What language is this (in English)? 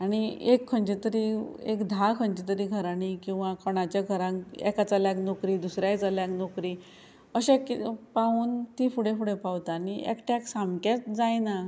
Konkani